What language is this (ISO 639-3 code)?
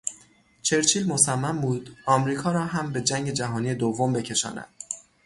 fas